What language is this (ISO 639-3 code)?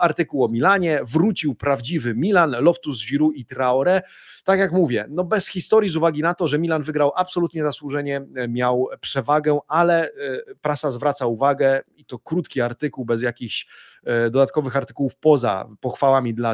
pol